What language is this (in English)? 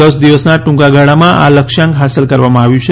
Gujarati